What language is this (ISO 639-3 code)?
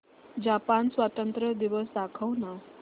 mar